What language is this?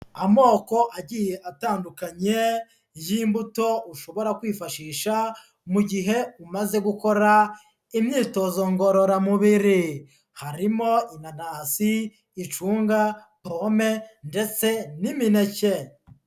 Kinyarwanda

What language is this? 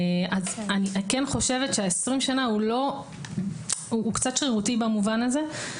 Hebrew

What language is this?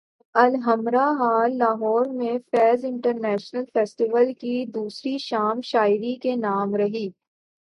Urdu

